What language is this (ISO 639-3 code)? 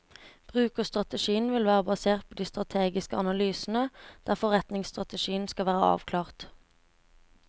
nor